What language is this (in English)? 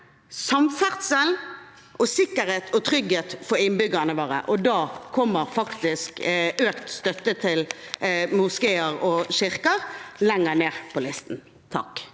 Norwegian